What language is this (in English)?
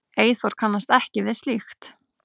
Icelandic